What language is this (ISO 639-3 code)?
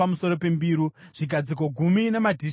sna